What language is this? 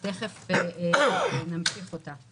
Hebrew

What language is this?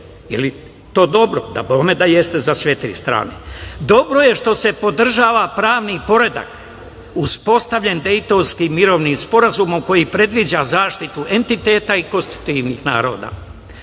Serbian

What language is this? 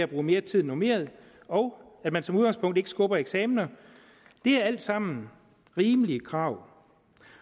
Danish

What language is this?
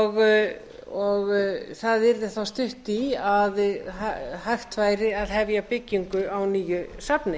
Icelandic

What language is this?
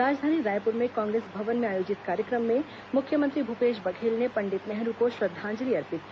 Hindi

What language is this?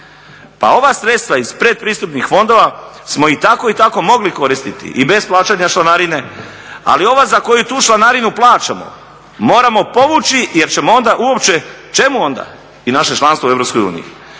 Croatian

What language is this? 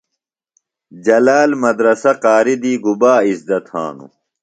Phalura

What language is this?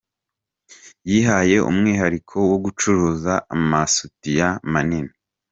Kinyarwanda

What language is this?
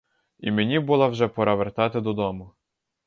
Ukrainian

